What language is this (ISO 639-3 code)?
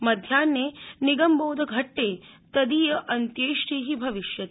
san